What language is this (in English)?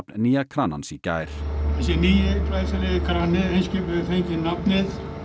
Icelandic